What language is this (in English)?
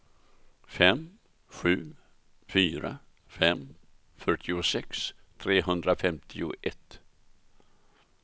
Swedish